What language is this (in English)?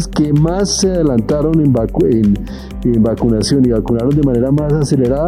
Spanish